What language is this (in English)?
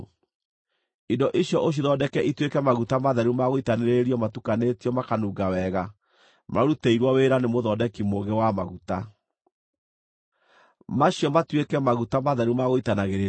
Kikuyu